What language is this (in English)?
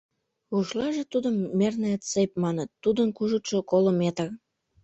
Mari